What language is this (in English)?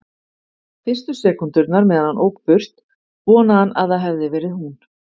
Icelandic